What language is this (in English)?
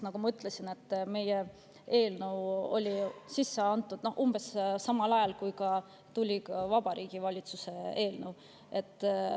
Estonian